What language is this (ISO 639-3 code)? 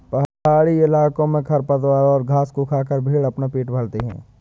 hin